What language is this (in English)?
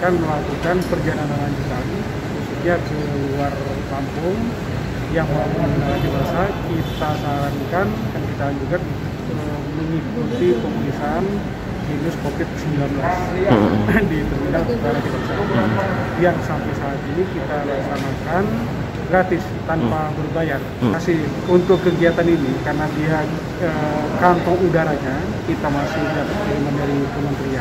Indonesian